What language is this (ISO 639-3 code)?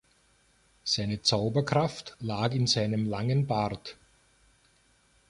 deu